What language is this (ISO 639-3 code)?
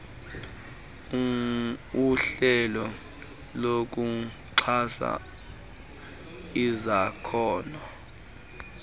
xho